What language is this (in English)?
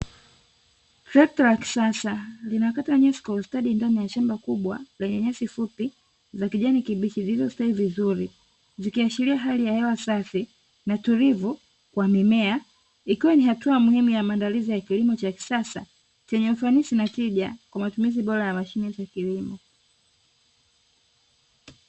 Swahili